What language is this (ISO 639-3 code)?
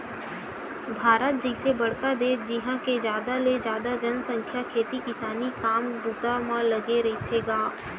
hne